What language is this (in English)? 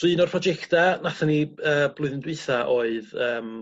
Welsh